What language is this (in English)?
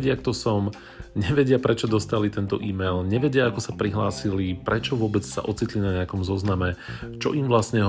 Slovak